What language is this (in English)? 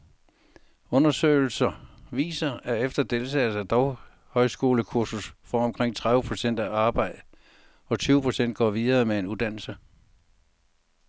Danish